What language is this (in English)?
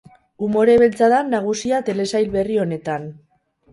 Basque